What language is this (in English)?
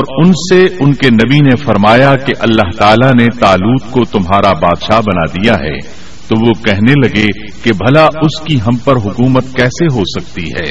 Urdu